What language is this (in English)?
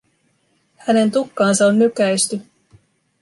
Finnish